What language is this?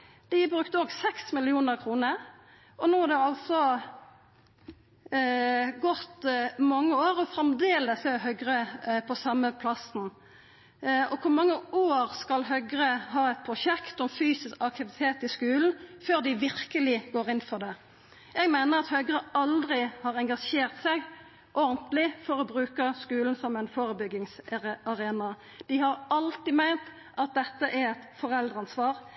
Norwegian Nynorsk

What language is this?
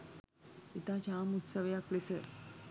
Sinhala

